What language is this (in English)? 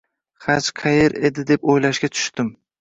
Uzbek